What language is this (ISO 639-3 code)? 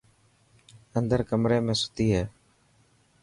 mki